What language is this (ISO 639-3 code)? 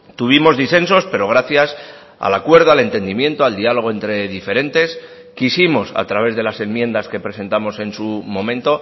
spa